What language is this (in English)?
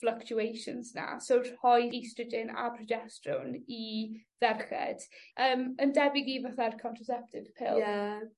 Welsh